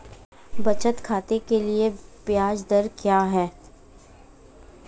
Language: Hindi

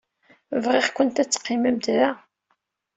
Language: Kabyle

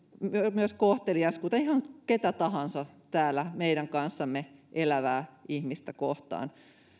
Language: Finnish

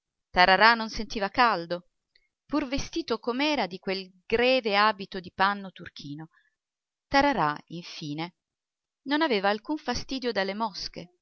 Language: Italian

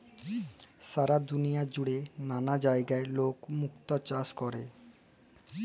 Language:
Bangla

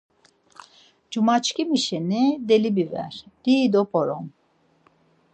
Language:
Laz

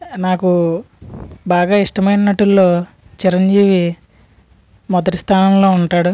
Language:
Telugu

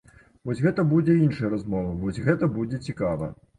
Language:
Belarusian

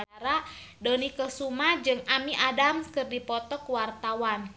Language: Sundanese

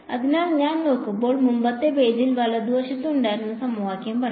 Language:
Malayalam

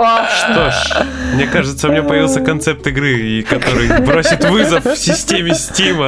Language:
Russian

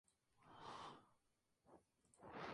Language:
Spanish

